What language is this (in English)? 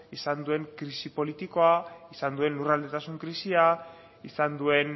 Basque